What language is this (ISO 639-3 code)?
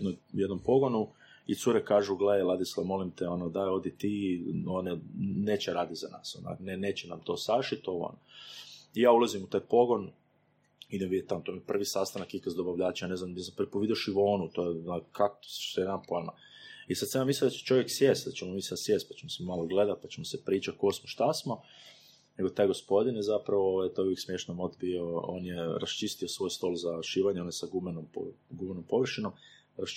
hrv